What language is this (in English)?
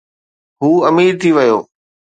Sindhi